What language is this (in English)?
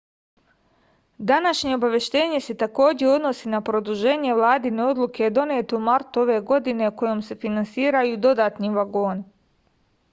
Serbian